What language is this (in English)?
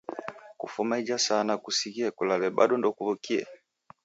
Taita